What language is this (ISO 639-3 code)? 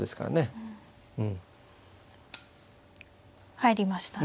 jpn